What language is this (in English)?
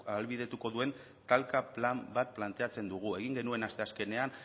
Basque